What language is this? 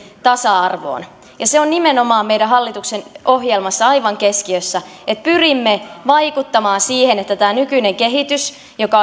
Finnish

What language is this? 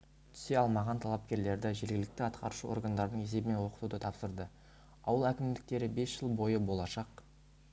Kazakh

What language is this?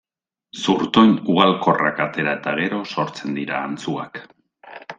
Basque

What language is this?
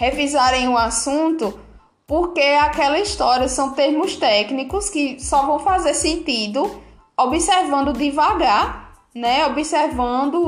Portuguese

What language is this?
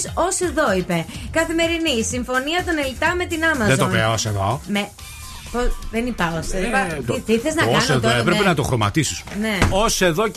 Greek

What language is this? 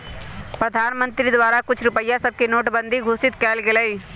Magahi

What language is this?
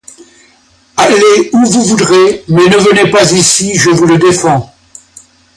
French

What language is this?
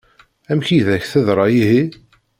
Kabyle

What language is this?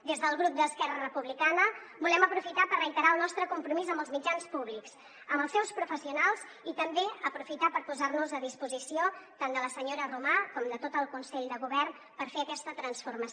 Catalan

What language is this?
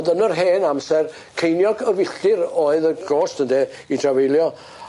Welsh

